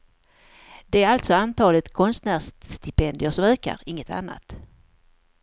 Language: Swedish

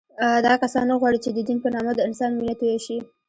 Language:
Pashto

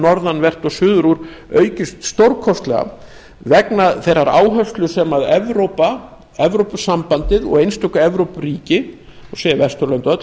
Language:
Icelandic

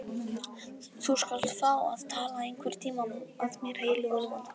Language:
Icelandic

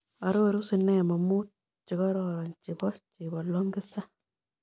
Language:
Kalenjin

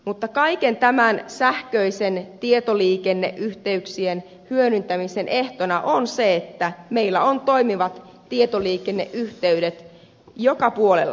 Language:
Finnish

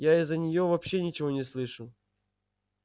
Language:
Russian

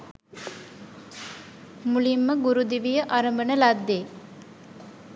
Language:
Sinhala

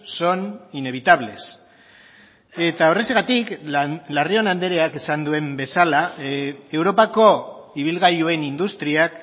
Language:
Basque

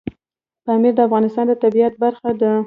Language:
Pashto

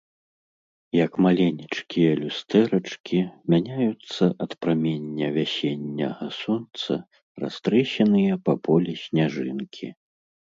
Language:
Belarusian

